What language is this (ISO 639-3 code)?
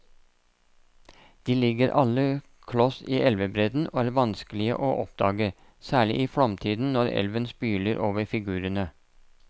nor